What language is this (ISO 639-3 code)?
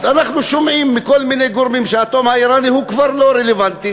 heb